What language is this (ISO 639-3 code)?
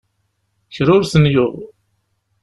kab